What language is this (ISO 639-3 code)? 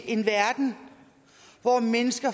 dan